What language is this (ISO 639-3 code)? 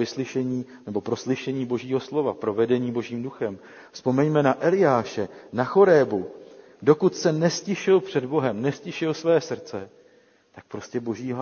ces